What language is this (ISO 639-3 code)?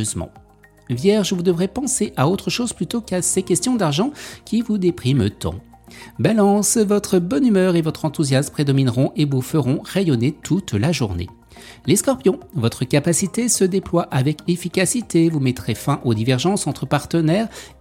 fra